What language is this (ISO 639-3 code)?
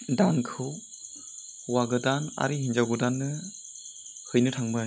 brx